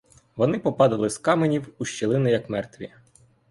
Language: Ukrainian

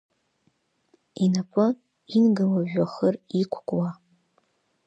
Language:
Abkhazian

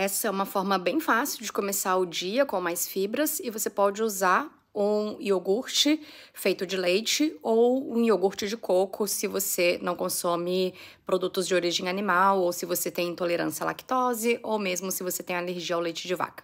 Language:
Portuguese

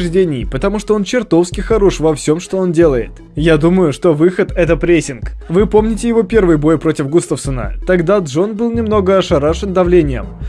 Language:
Russian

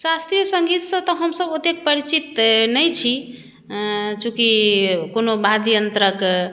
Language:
Maithili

